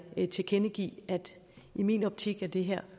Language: Danish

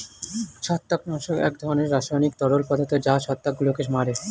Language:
Bangla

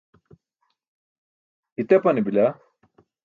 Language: Burushaski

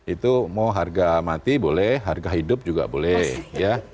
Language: Indonesian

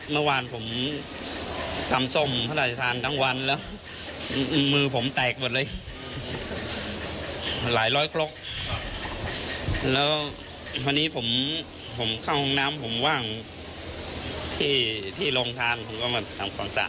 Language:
Thai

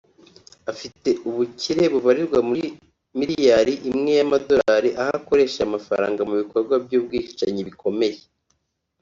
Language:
Kinyarwanda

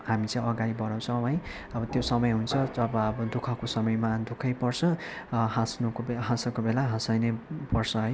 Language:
Nepali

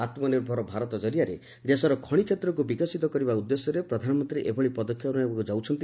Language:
Odia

